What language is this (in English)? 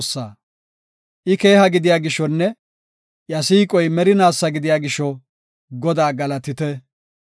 Gofa